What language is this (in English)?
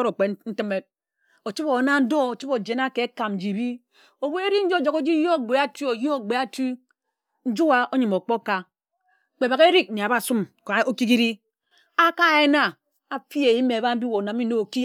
Ejagham